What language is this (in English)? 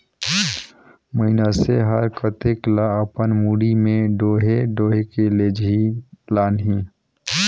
Chhattisgarhi